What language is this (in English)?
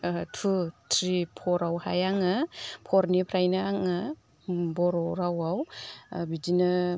Bodo